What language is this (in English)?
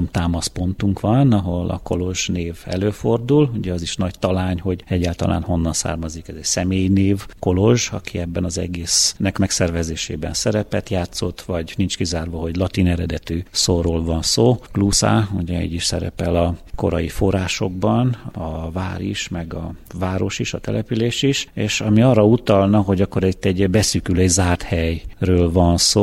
Hungarian